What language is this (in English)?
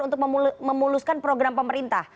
Indonesian